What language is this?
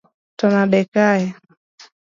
Luo (Kenya and Tanzania)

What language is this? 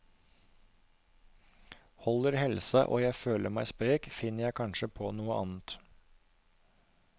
Norwegian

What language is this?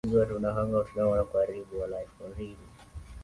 Swahili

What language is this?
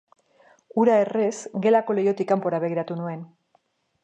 Basque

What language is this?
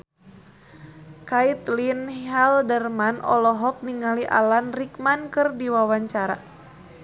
Sundanese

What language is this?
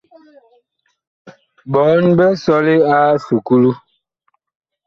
Bakoko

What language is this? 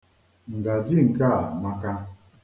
Igbo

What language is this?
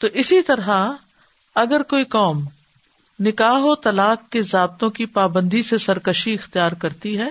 Urdu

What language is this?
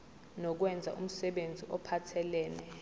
Zulu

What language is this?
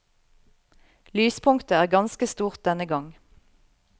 Norwegian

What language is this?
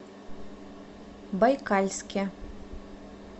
Russian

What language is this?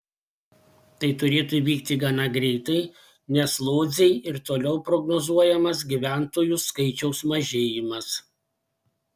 Lithuanian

